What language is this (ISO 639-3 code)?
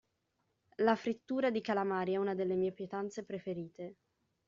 ita